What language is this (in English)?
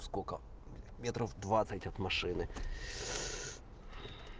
Russian